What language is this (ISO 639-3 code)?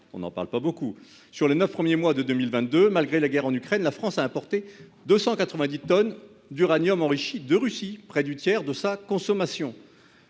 fra